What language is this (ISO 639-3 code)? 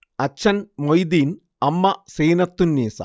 mal